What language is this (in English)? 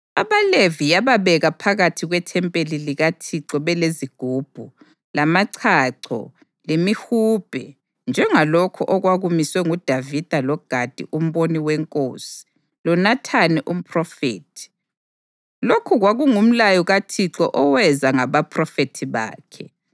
North Ndebele